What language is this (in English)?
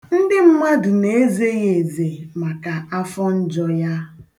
Igbo